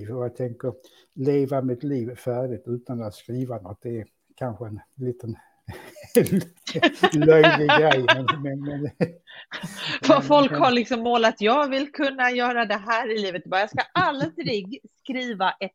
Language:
Swedish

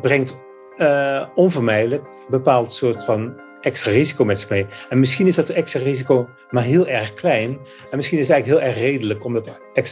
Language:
Dutch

